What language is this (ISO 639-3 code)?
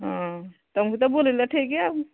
ori